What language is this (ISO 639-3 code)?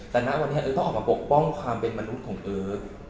tha